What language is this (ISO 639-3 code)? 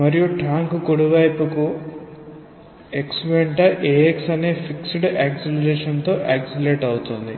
tel